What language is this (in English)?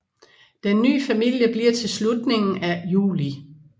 Danish